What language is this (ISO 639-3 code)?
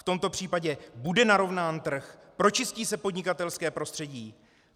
ces